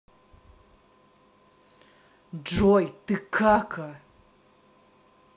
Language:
Russian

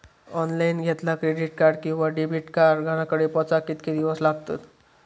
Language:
Marathi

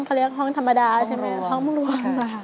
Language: Thai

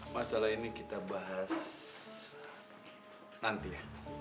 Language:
Indonesian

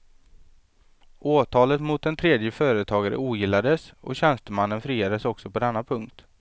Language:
Swedish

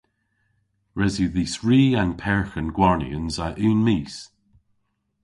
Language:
Cornish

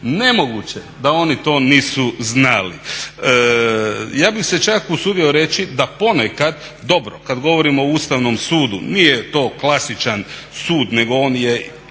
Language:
Croatian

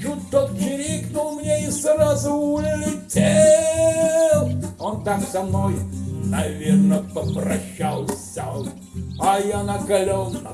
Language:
Russian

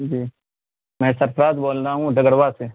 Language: Urdu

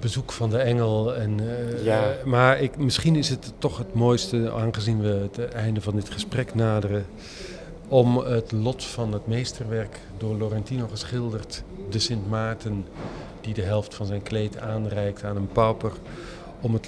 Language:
Dutch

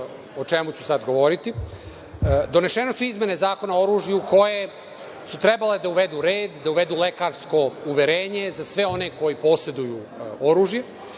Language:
Serbian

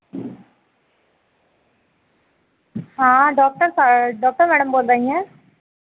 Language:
Hindi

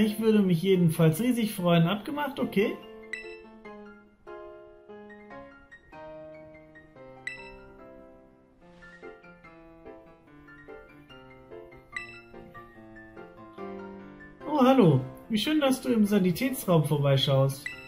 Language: German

